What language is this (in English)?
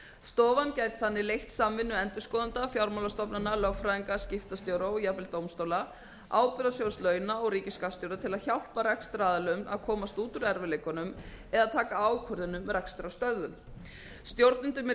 Icelandic